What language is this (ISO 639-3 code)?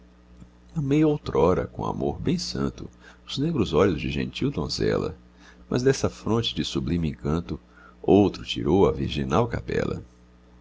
por